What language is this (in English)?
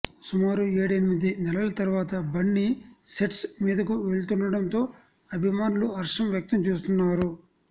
Telugu